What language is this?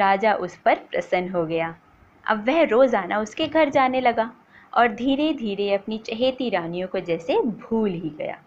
Hindi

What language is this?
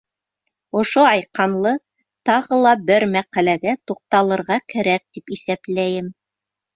Bashkir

